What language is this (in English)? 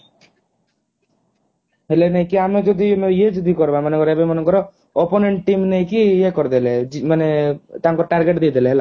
Odia